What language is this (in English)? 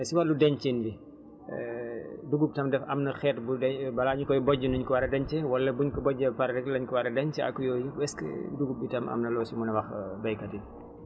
Wolof